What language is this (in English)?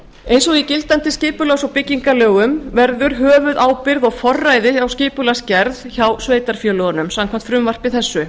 Icelandic